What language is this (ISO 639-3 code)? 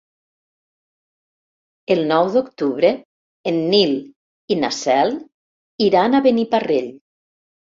cat